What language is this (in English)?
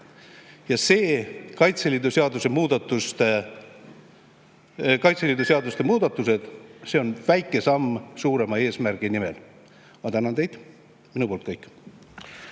Estonian